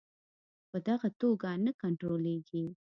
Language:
Pashto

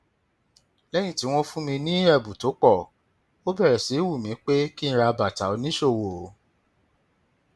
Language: Yoruba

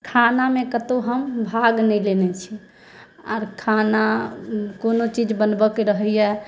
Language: Maithili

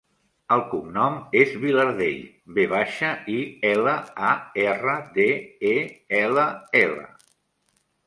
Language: Catalan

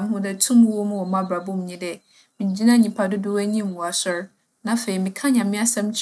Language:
Akan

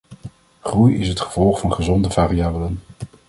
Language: Dutch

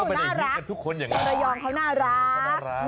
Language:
Thai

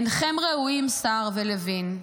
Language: Hebrew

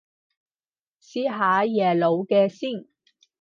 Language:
Cantonese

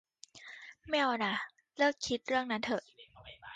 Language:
Thai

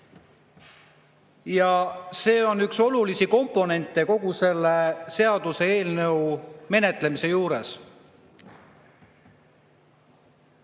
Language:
Estonian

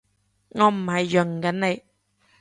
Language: Cantonese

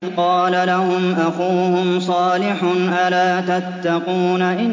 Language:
Arabic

